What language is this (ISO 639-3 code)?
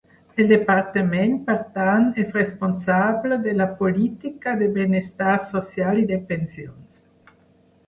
cat